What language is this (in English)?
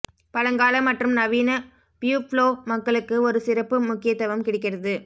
Tamil